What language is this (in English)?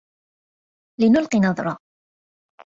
Arabic